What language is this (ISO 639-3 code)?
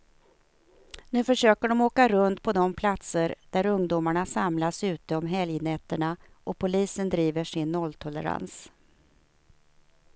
swe